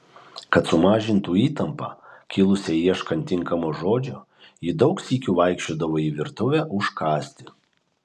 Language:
Lithuanian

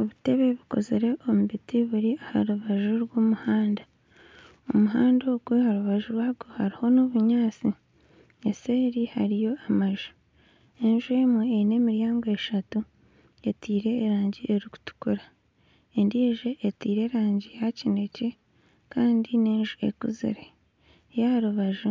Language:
Nyankole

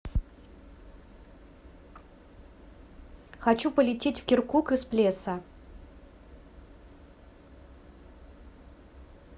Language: Russian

